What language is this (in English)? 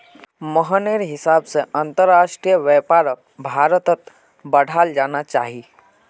Magahi